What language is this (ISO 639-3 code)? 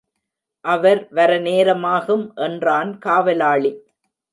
tam